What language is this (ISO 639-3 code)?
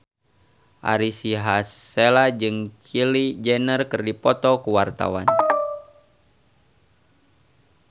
sun